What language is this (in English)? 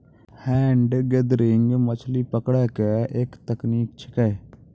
Maithili